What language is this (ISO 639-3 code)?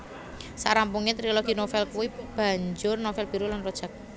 jav